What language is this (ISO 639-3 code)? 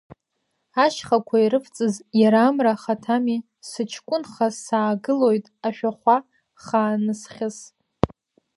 abk